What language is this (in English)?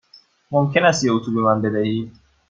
Persian